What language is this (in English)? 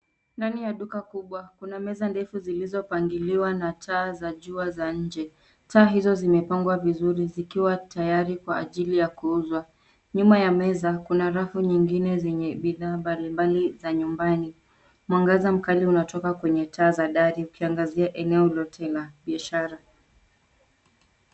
Swahili